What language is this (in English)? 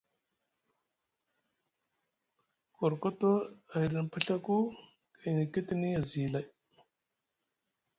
Musgu